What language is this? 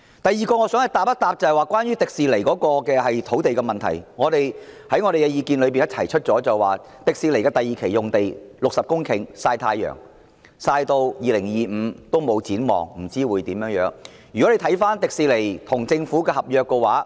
Cantonese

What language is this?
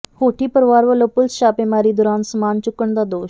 Punjabi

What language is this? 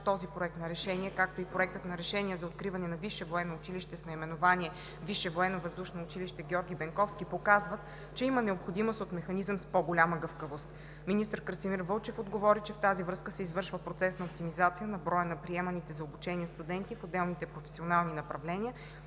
Bulgarian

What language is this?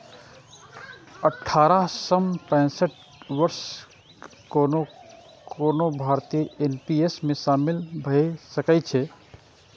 Maithili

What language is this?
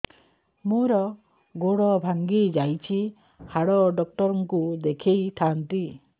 Odia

